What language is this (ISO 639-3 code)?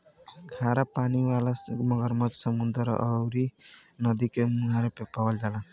bho